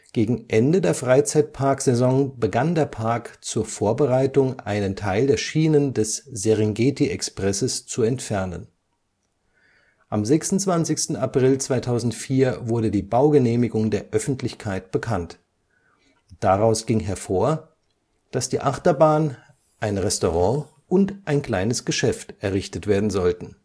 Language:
German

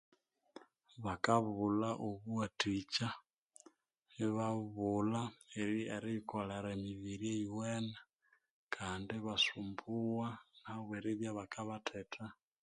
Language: Konzo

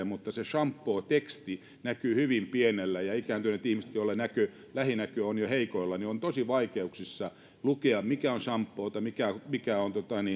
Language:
Finnish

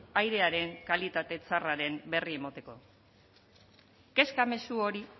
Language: Basque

